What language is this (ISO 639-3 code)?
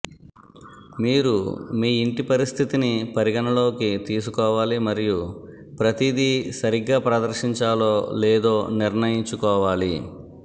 tel